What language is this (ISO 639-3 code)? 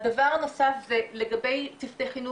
heb